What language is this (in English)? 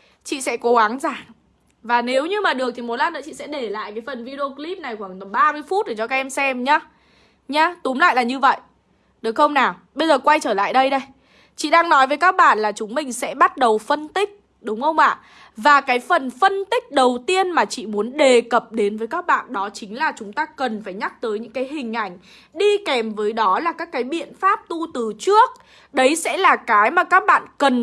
Vietnamese